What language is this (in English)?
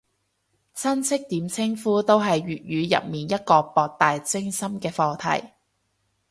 Cantonese